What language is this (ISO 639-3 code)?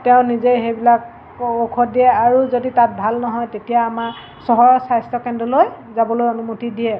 asm